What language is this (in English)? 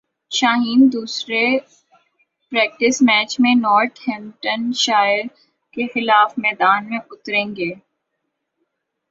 Urdu